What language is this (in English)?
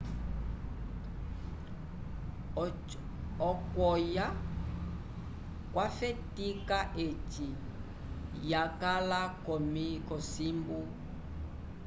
Umbundu